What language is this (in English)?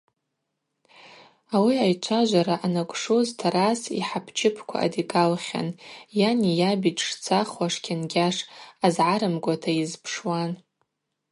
Abaza